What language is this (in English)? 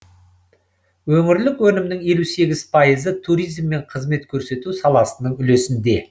Kazakh